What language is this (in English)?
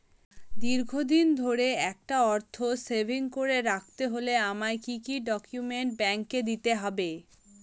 Bangla